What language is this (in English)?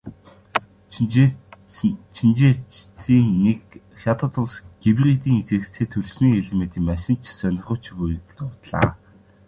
Mongolian